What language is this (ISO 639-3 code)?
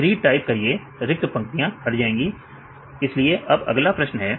hin